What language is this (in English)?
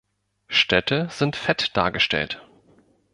German